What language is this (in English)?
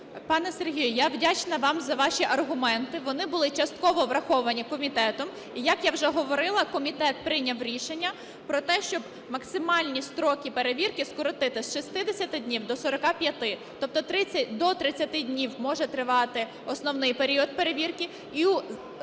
Ukrainian